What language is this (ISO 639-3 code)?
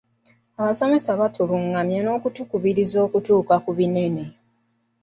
lug